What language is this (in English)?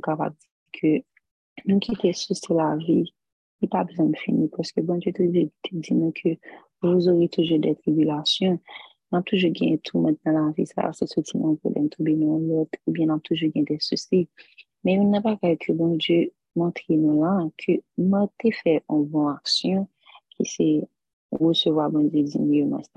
French